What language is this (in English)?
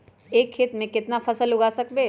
Magahi